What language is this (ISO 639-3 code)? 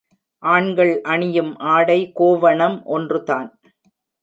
tam